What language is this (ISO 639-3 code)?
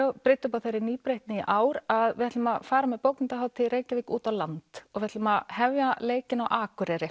isl